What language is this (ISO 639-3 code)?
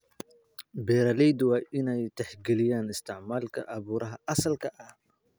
som